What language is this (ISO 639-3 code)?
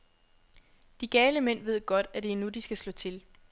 dan